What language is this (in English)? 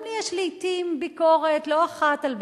Hebrew